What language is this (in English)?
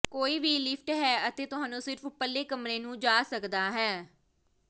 Punjabi